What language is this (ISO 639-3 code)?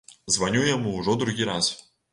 bel